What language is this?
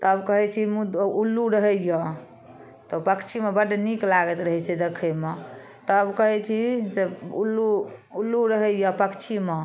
Maithili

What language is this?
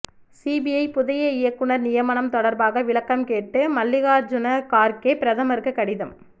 Tamil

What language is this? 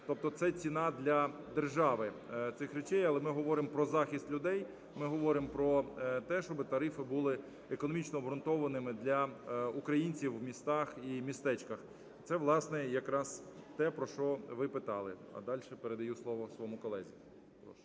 Ukrainian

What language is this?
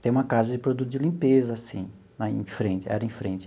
Portuguese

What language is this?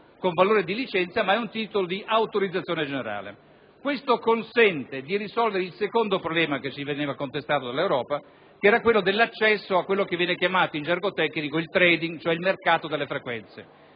Italian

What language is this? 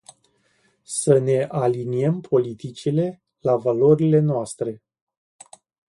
Romanian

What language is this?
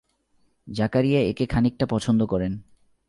Bangla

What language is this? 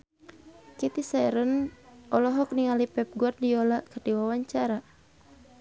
Sundanese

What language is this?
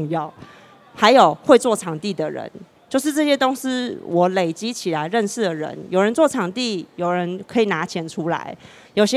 Chinese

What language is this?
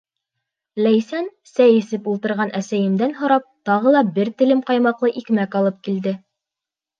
Bashkir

